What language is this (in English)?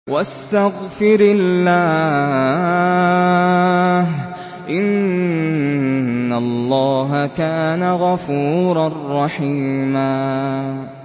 Arabic